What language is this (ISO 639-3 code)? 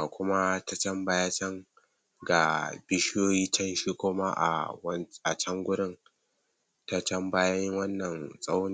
hau